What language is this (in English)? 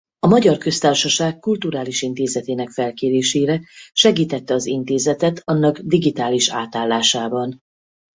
Hungarian